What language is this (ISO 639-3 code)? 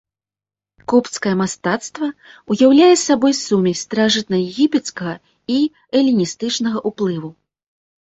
bel